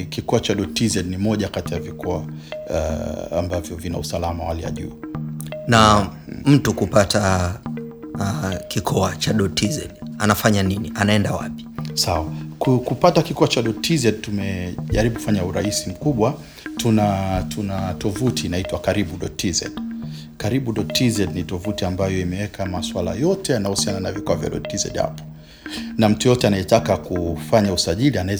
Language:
Swahili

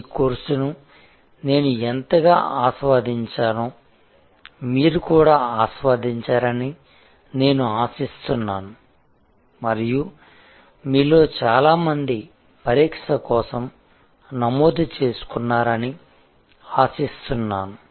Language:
Telugu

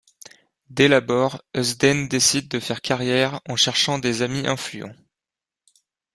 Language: French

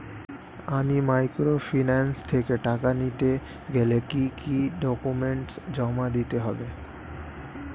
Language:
Bangla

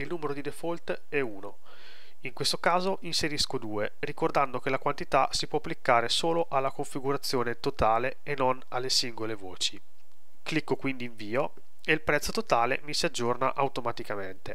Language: Italian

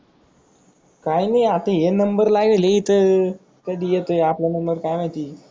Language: Marathi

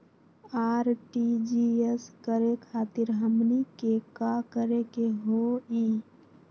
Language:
Magahi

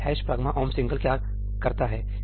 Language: Hindi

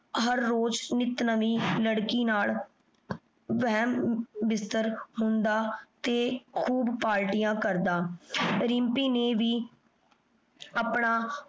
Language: Punjabi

